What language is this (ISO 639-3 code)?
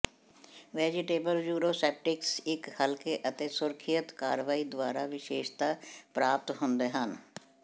pan